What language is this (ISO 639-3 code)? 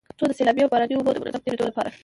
pus